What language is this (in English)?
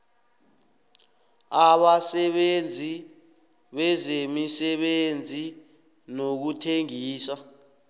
South Ndebele